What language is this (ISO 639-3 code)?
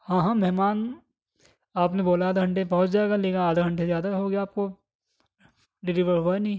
urd